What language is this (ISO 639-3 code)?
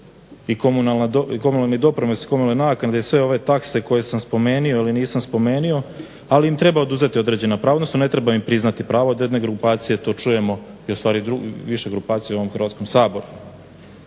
hrv